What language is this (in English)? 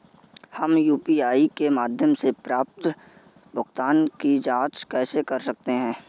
Hindi